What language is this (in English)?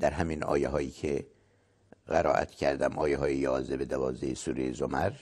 Persian